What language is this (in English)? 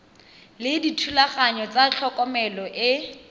Tswana